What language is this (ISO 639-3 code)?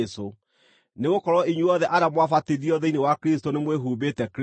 kik